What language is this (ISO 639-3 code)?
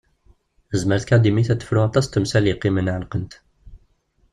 kab